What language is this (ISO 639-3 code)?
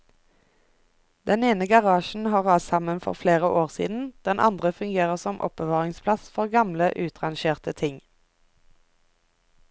nor